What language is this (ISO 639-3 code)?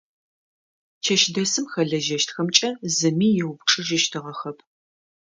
ady